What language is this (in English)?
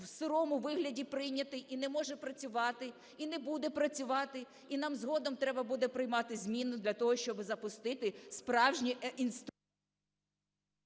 Ukrainian